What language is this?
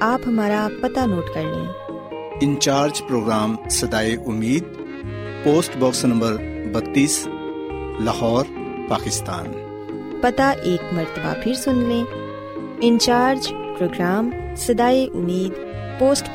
Urdu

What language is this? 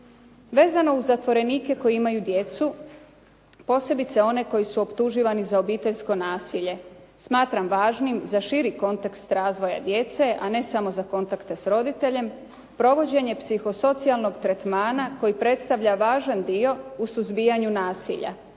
Croatian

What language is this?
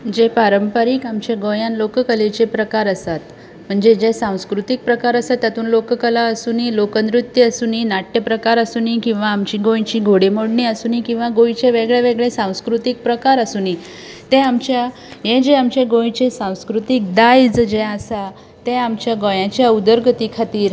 Konkani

